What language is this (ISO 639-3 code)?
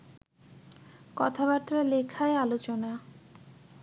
ben